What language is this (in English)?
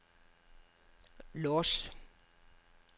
Norwegian